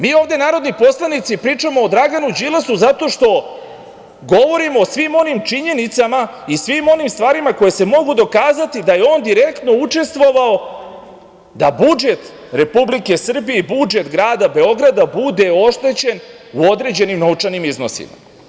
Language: Serbian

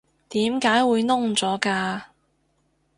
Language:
Cantonese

